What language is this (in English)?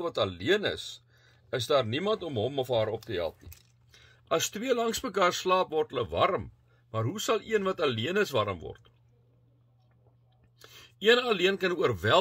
Dutch